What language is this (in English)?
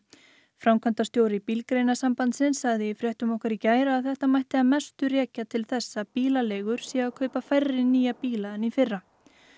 Icelandic